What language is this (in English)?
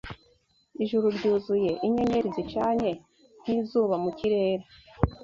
Kinyarwanda